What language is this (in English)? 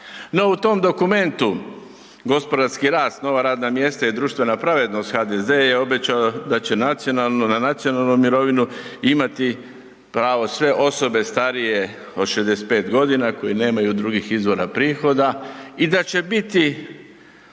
Croatian